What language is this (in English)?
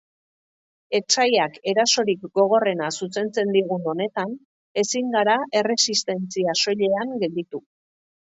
Basque